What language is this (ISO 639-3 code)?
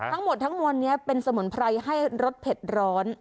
tha